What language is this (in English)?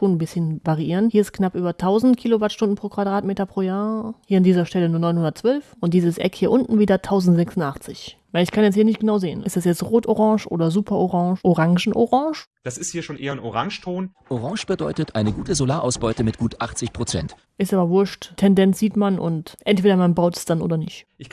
German